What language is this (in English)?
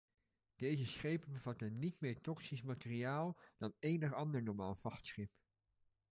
Dutch